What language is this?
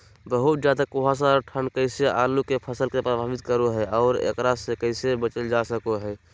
Magahi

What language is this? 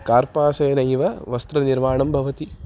Sanskrit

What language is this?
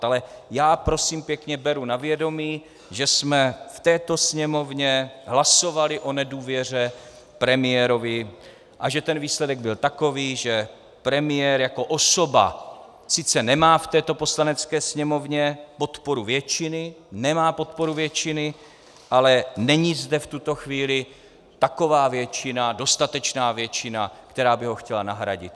Czech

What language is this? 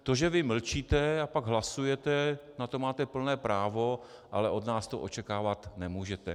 Czech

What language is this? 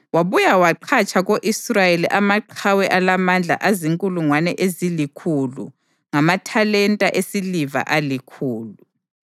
North Ndebele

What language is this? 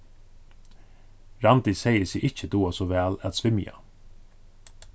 Faroese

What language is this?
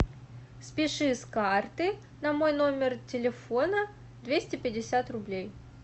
Russian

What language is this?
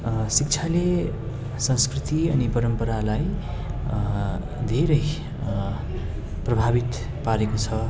Nepali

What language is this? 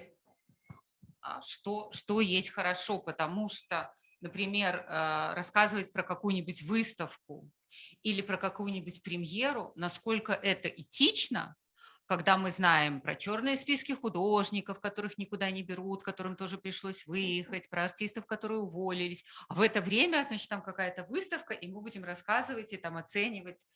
Russian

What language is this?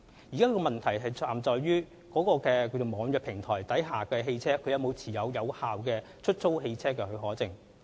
Cantonese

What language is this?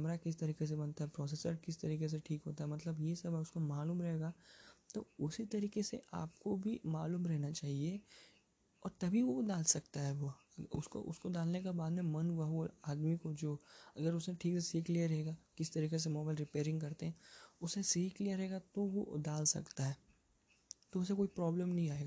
Hindi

